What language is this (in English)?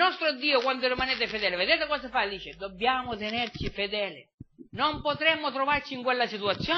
Italian